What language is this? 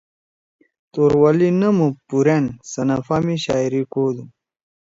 Torwali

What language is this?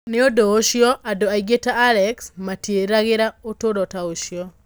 Kikuyu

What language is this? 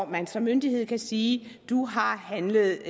Danish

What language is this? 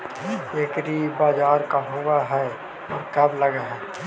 Magahi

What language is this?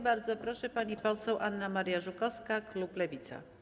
Polish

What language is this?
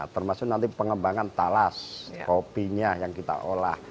Indonesian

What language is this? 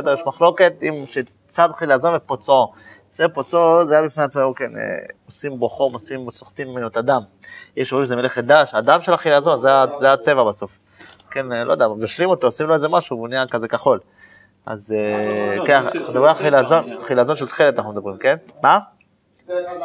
Hebrew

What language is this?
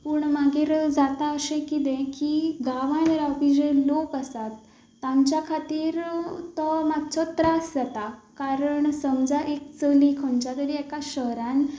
Konkani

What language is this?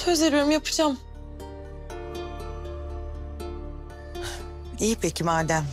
Turkish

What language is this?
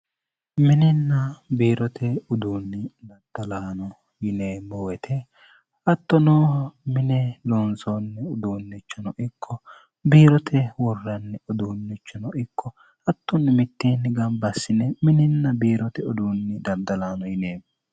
Sidamo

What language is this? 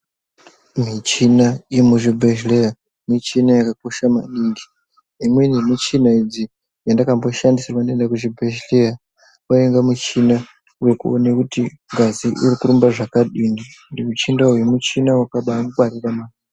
Ndau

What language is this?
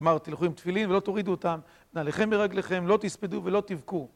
Hebrew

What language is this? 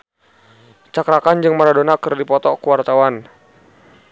Sundanese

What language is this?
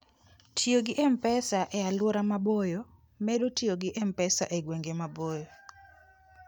Luo (Kenya and Tanzania)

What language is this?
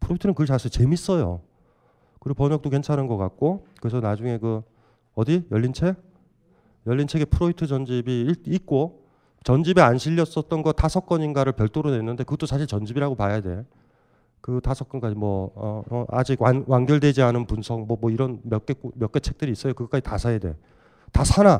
Korean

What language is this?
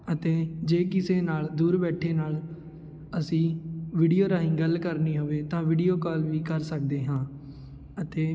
Punjabi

